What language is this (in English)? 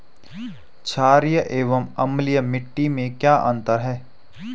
Hindi